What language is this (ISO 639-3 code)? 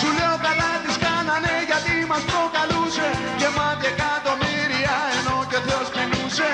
ell